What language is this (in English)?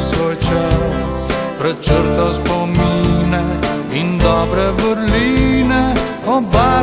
Slovenian